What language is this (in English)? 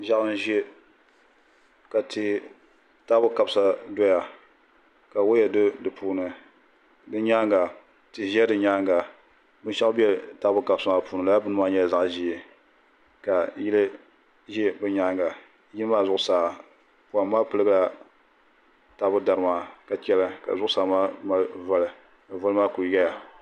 Dagbani